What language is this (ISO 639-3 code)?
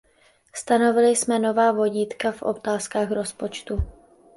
ces